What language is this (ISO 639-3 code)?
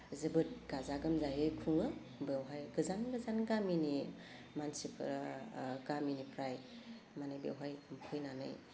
brx